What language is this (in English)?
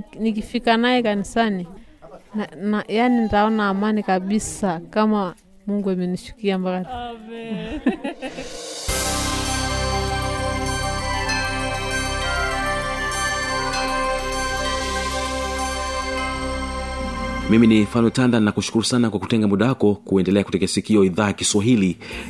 Swahili